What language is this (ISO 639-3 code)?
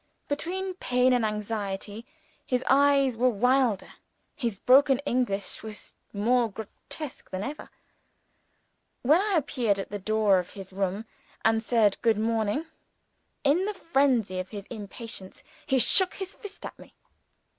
eng